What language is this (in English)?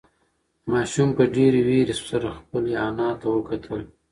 Pashto